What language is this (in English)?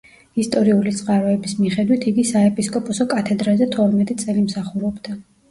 Georgian